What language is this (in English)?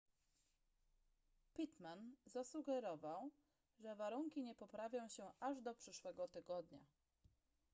Polish